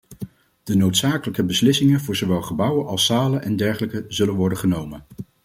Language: Dutch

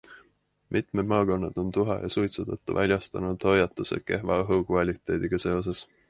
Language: Estonian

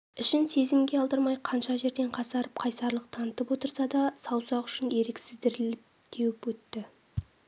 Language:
Kazakh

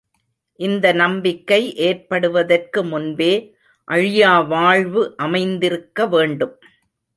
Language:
Tamil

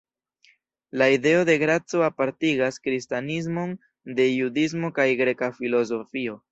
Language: Esperanto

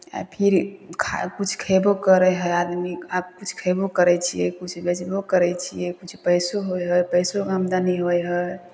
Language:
Maithili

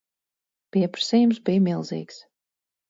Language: Latvian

